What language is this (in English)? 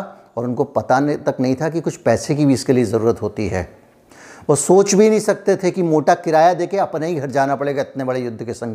Hindi